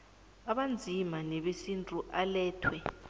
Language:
South Ndebele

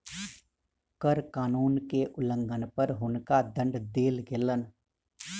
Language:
Maithili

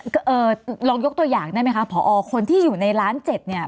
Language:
Thai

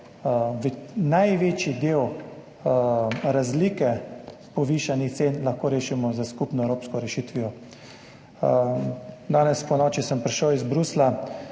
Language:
Slovenian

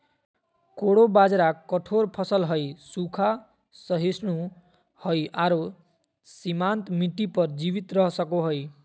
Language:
Magahi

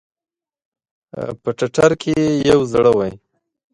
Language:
Pashto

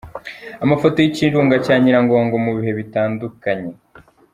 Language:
Kinyarwanda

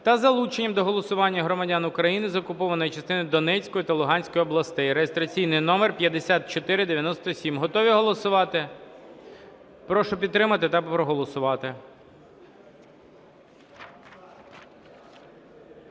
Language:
Ukrainian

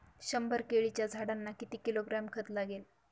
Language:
Marathi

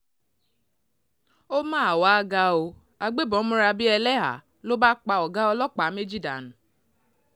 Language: Yoruba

